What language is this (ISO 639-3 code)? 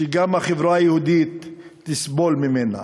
heb